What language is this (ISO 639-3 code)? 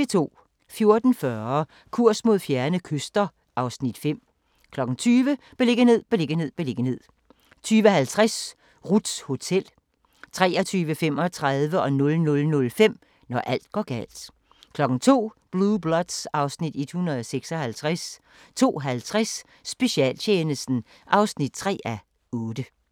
dan